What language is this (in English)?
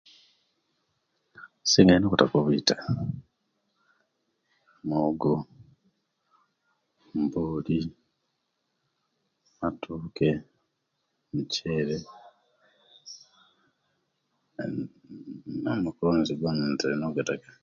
Kenyi